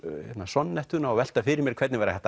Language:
Icelandic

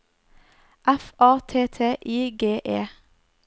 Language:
Norwegian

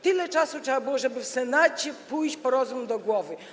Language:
Polish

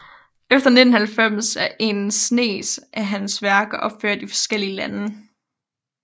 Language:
Danish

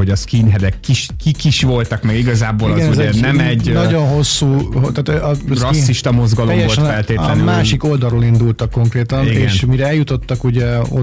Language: Hungarian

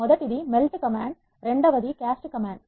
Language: Telugu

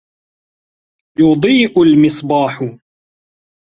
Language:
Arabic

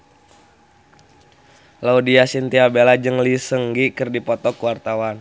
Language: Sundanese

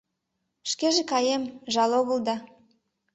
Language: Mari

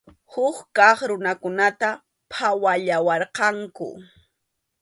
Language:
Arequipa-La Unión Quechua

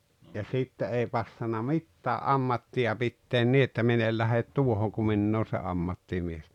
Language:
Finnish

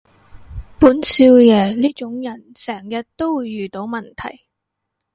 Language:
Cantonese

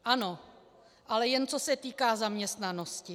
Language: Czech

